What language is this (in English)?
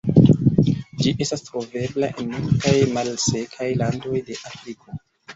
Esperanto